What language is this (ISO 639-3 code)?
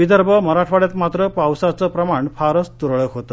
mar